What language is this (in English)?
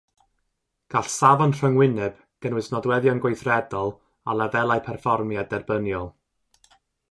Welsh